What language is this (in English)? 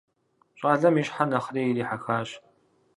Kabardian